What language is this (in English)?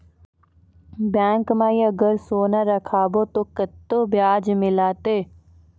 Maithili